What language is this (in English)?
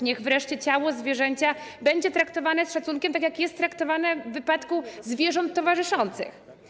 Polish